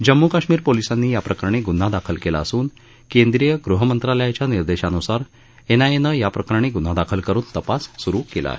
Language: Marathi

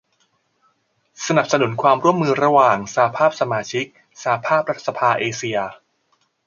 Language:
Thai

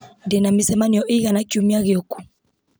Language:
Kikuyu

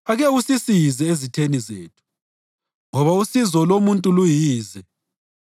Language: North Ndebele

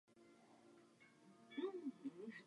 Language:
Czech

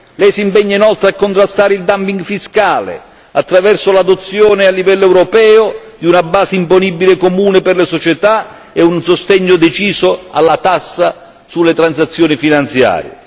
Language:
Italian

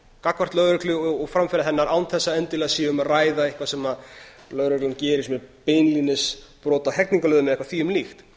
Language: Icelandic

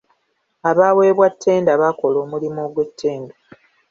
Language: Ganda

